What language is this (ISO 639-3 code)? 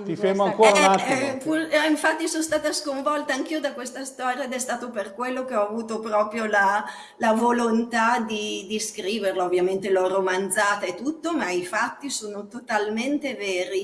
ita